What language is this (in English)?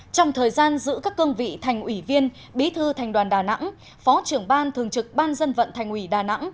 Vietnamese